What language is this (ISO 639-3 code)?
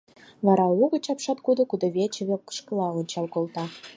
chm